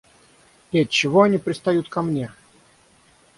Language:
Russian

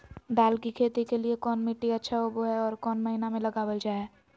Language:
Magahi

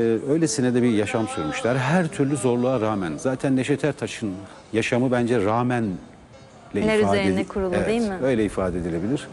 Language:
Turkish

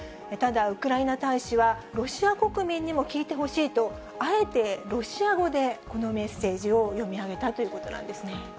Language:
Japanese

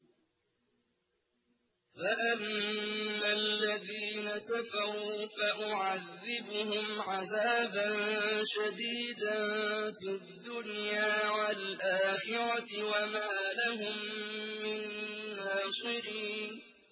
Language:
Arabic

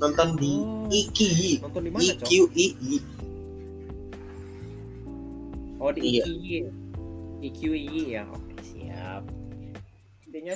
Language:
Indonesian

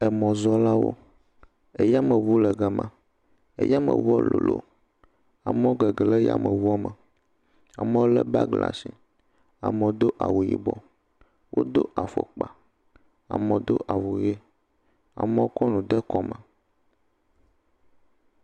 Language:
Ewe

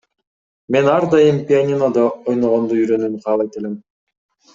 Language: Kyrgyz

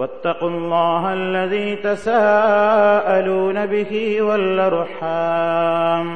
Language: Malayalam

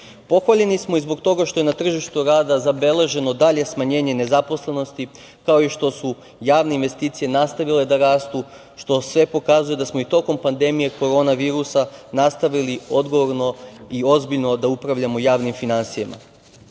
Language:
Serbian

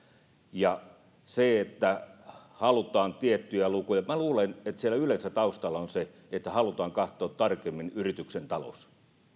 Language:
Finnish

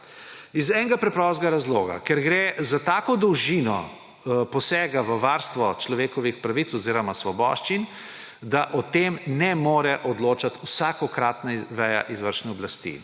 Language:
Slovenian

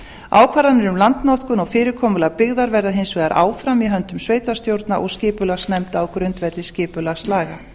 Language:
Icelandic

